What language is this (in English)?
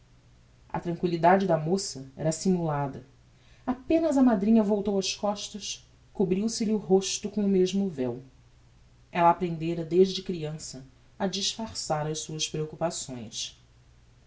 Portuguese